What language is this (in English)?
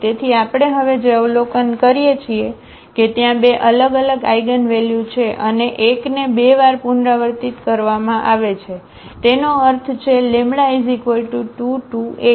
Gujarati